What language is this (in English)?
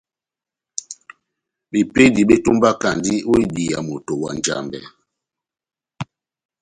Batanga